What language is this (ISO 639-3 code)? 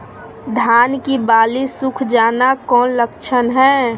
mag